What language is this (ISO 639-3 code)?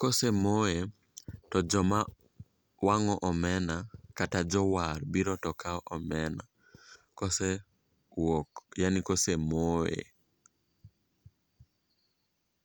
luo